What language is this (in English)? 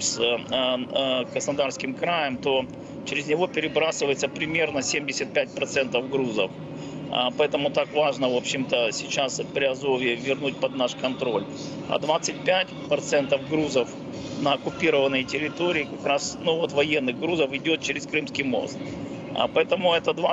Russian